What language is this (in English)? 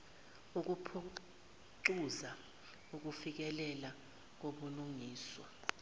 Zulu